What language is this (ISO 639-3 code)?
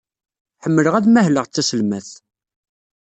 kab